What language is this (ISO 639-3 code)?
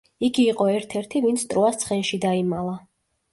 kat